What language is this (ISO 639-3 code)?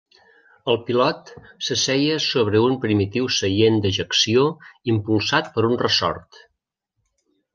cat